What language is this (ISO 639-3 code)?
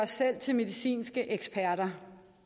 dan